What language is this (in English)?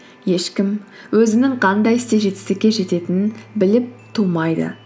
Kazakh